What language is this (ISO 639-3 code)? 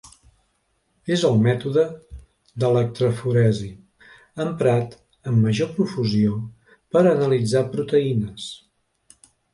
cat